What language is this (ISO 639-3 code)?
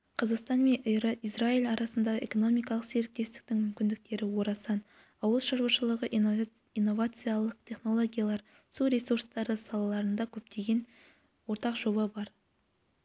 kaz